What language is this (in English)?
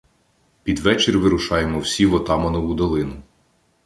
Ukrainian